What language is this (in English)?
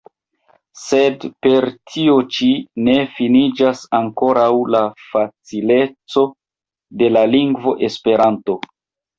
Esperanto